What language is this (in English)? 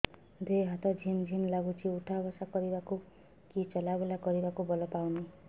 Odia